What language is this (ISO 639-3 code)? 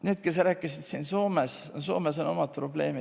est